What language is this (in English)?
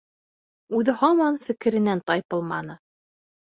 Bashkir